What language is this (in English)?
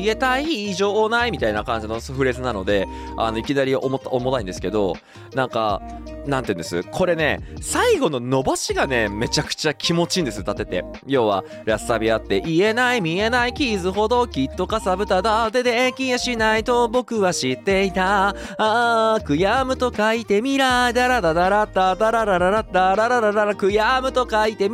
Japanese